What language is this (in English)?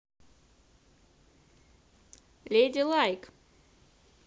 Russian